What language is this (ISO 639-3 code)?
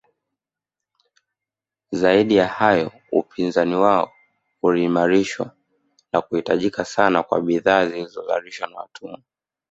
swa